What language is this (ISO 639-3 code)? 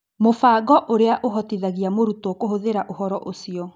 kik